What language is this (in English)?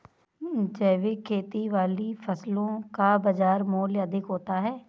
Hindi